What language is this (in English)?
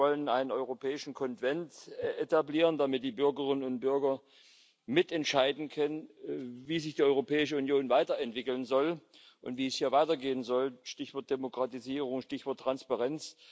German